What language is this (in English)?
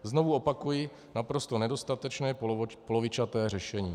Czech